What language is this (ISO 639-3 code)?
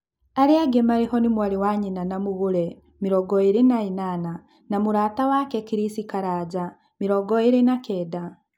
kik